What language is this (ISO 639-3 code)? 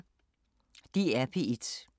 dan